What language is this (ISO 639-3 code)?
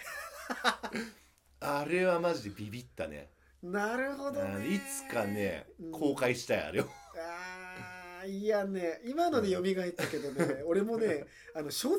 jpn